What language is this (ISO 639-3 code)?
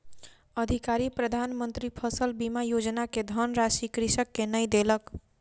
mai